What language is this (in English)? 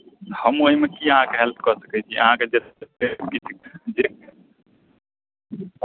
Maithili